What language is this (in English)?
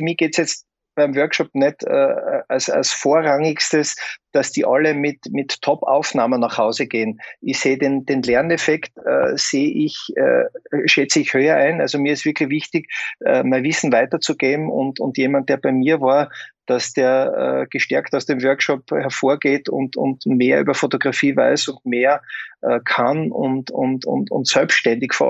German